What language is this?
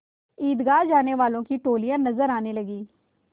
Hindi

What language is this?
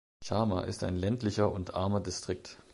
German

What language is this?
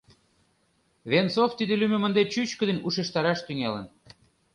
Mari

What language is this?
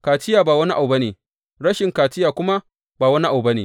Hausa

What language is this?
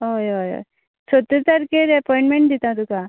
Konkani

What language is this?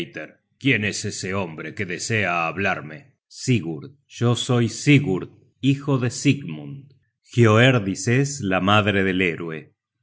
Spanish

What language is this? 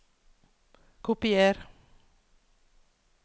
Norwegian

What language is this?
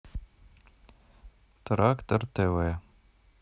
Russian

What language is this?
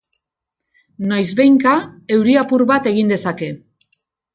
Basque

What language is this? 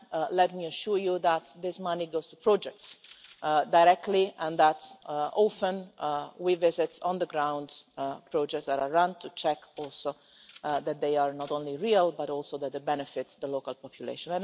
English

